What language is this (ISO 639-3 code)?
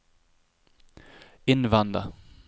nor